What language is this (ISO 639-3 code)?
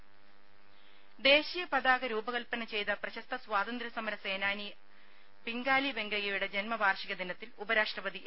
mal